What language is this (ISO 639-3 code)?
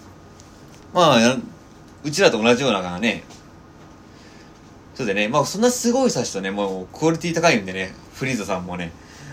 jpn